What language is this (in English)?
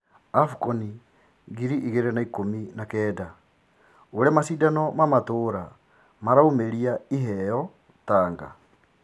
Kikuyu